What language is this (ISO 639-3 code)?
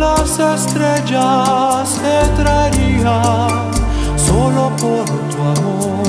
ron